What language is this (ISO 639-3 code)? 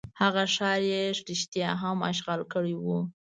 pus